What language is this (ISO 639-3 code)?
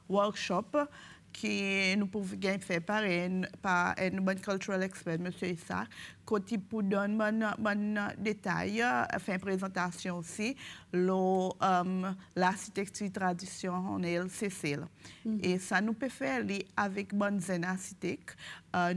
fra